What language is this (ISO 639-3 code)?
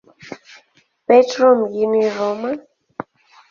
swa